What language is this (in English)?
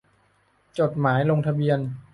Thai